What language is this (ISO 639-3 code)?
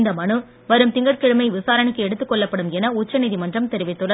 tam